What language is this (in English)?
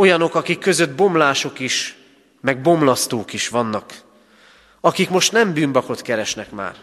Hungarian